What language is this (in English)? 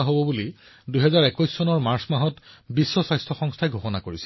Assamese